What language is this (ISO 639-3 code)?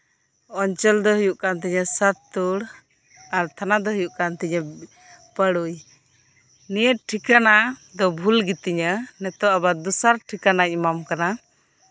sat